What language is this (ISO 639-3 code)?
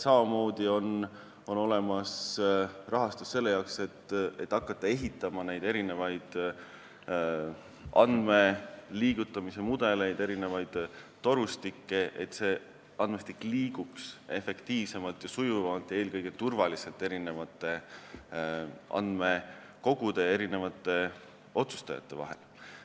est